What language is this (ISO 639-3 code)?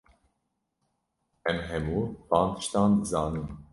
kur